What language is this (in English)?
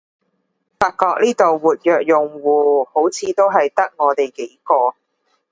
Cantonese